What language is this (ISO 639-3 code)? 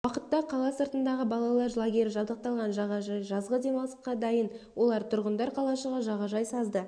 kaz